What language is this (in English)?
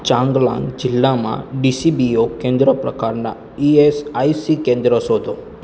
Gujarati